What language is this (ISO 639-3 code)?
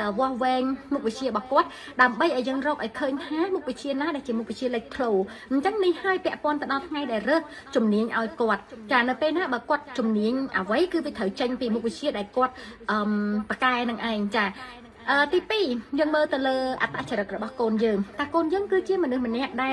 tha